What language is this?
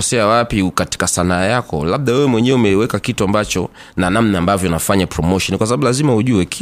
Swahili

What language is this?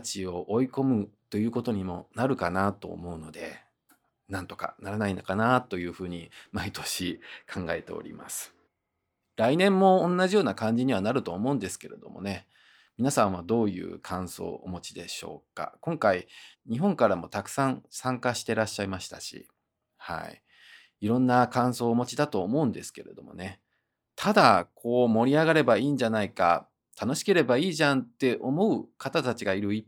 Japanese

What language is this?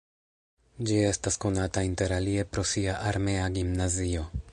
Esperanto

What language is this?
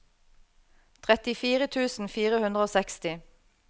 Norwegian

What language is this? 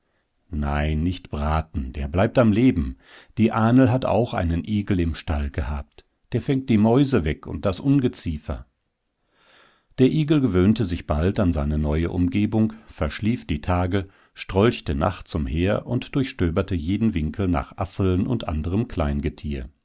German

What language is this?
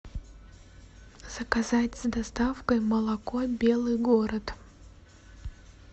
Russian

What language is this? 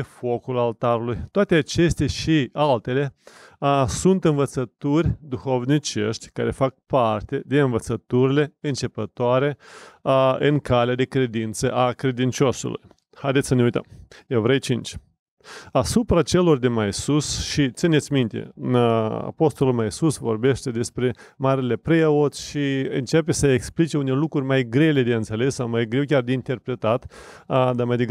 Romanian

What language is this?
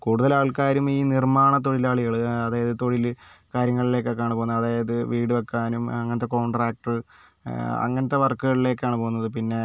Malayalam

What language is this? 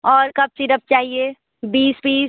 Hindi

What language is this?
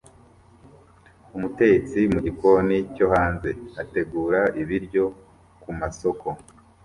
Kinyarwanda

